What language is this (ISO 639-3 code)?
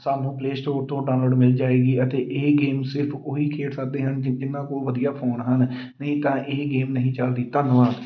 pan